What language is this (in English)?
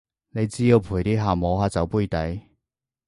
Cantonese